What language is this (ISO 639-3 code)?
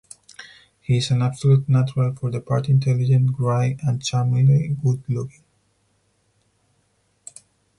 eng